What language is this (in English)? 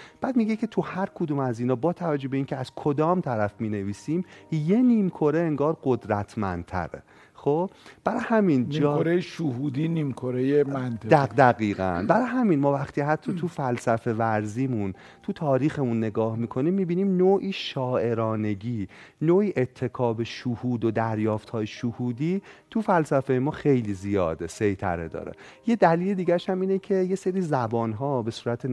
Persian